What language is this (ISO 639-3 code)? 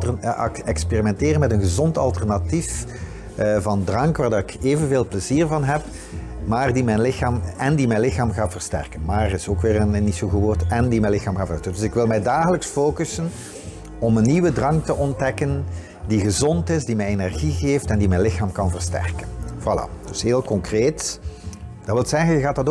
nld